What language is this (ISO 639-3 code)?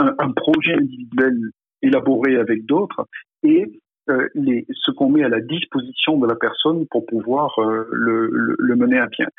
fra